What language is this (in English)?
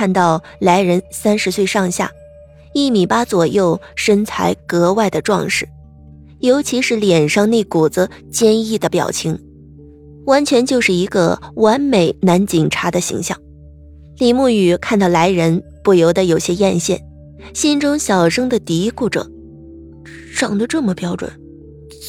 Chinese